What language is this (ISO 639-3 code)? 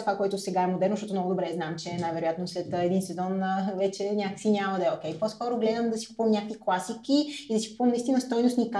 bul